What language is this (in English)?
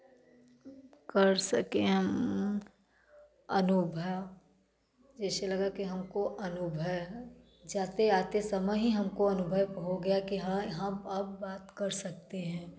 Hindi